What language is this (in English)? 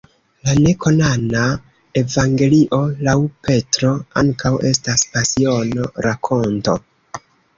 Esperanto